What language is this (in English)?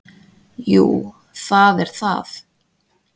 Icelandic